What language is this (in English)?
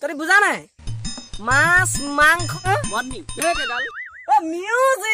Thai